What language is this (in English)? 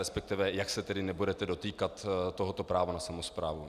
Czech